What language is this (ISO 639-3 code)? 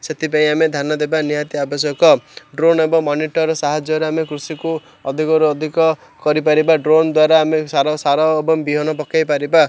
ori